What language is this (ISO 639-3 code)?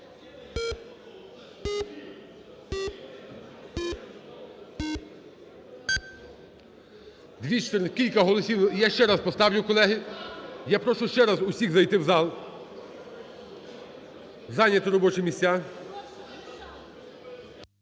ukr